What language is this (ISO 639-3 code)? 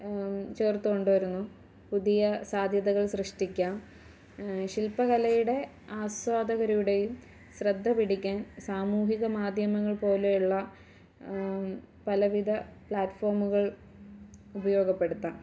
mal